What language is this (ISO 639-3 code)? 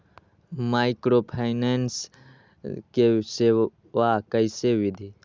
mag